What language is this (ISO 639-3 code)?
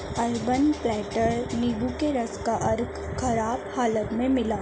urd